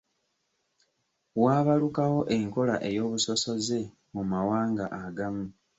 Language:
Ganda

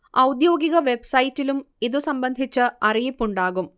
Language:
Malayalam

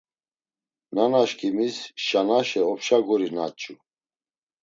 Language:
Laz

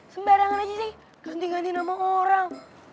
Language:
Indonesian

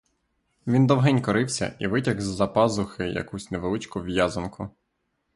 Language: Ukrainian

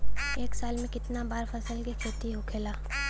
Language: Bhojpuri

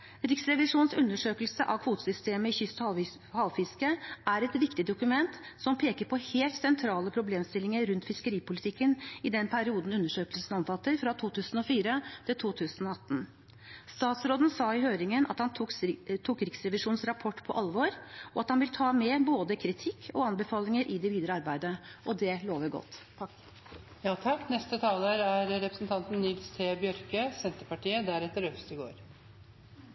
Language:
Norwegian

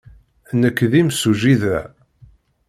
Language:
Kabyle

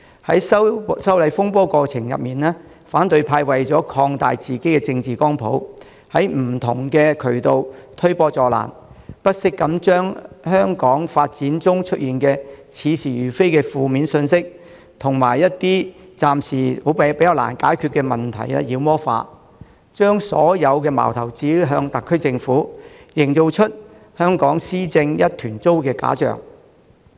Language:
Cantonese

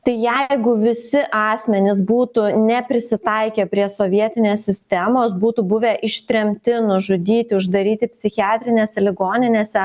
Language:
Lithuanian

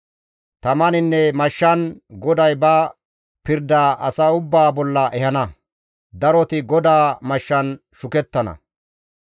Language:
Gamo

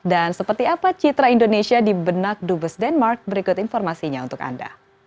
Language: Indonesian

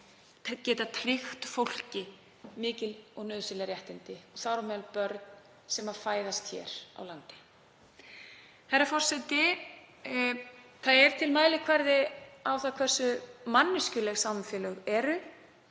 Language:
Icelandic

